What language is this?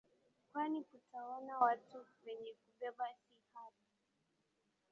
Swahili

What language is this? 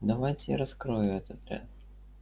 Russian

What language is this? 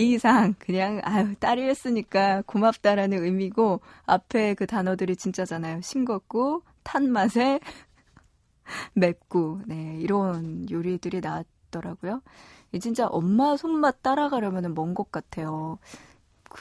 Korean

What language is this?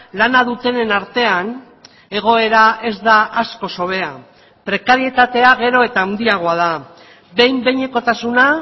Basque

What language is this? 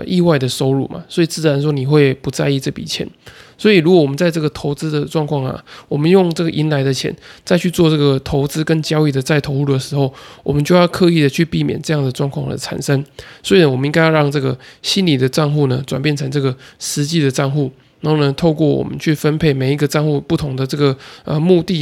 Chinese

